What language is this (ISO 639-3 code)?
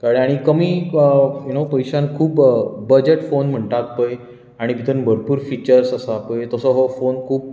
kok